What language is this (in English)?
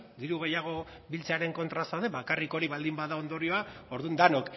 Basque